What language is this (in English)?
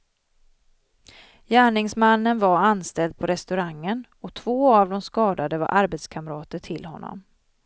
Swedish